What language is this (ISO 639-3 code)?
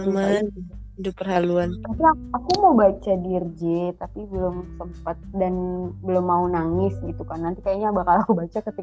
ind